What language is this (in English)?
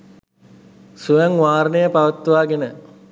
Sinhala